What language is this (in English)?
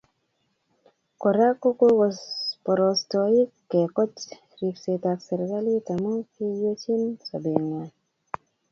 Kalenjin